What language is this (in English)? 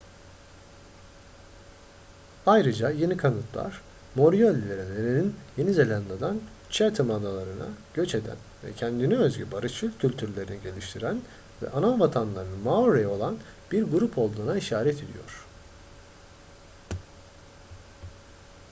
Turkish